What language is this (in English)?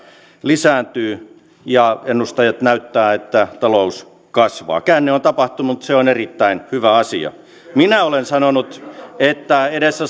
Finnish